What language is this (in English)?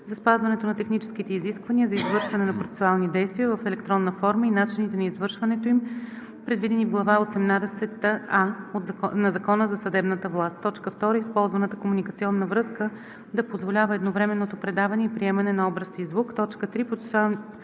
Bulgarian